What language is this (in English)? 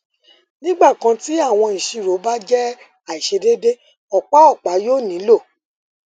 Yoruba